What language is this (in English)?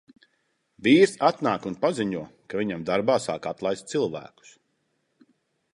Latvian